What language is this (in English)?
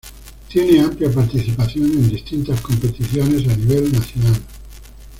Spanish